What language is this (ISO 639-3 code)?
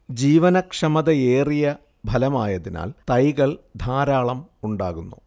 mal